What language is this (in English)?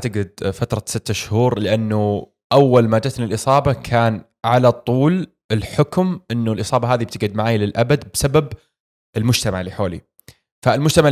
Arabic